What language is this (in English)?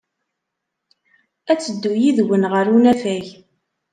Kabyle